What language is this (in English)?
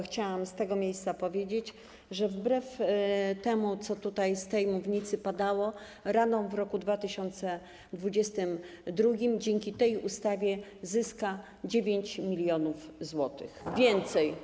Polish